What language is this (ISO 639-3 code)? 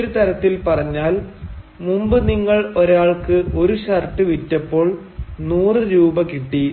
mal